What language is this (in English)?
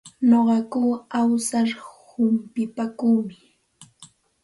Santa Ana de Tusi Pasco Quechua